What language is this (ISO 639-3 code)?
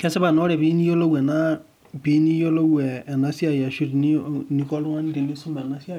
mas